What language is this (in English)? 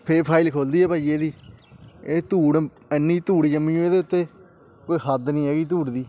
Punjabi